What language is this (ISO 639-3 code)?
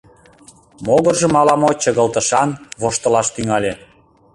chm